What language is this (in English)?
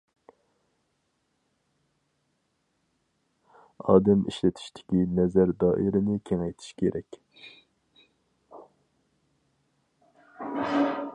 Uyghur